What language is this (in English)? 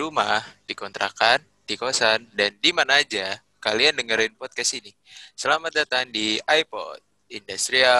Indonesian